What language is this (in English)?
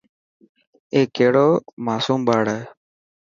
Dhatki